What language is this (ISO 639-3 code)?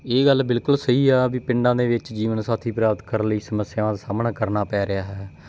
pan